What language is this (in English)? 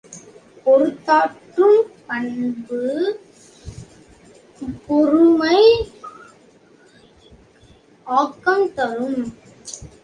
Tamil